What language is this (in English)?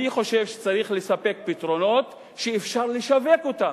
Hebrew